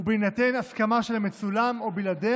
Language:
Hebrew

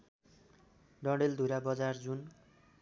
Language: Nepali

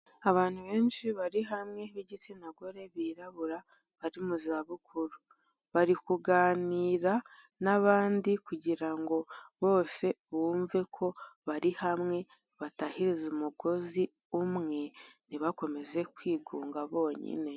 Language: Kinyarwanda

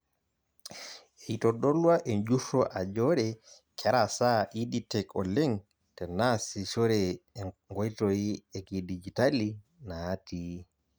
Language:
Masai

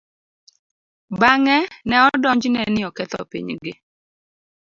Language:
Luo (Kenya and Tanzania)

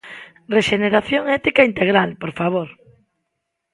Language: Galician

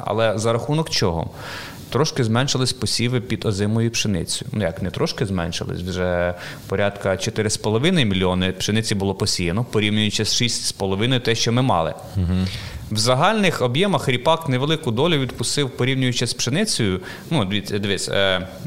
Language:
Ukrainian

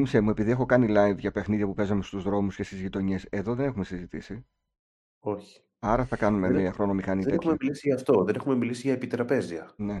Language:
Greek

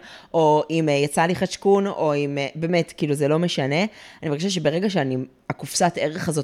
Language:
Hebrew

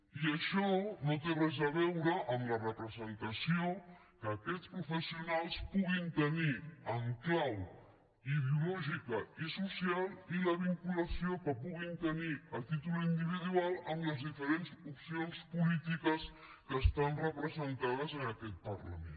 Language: Catalan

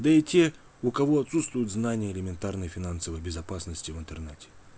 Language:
Russian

